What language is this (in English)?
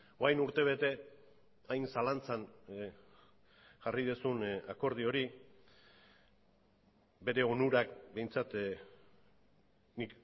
Basque